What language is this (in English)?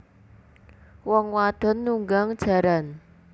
Javanese